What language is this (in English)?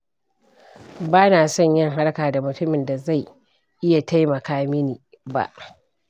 Hausa